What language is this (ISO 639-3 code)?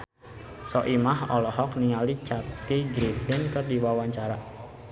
sun